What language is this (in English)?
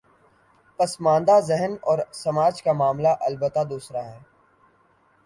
Urdu